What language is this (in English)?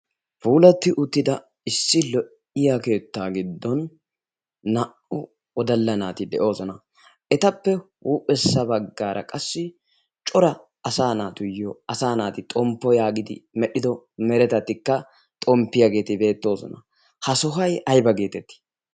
Wolaytta